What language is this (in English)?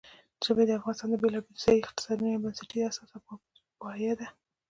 Pashto